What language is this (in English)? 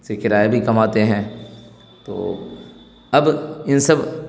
Urdu